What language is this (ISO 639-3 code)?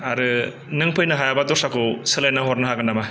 brx